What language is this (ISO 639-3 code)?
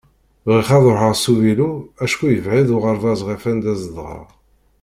kab